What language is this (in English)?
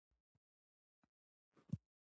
Pashto